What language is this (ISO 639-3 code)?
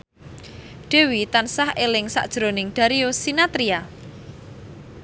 jav